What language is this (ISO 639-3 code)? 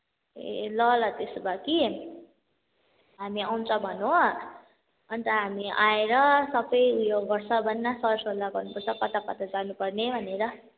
nep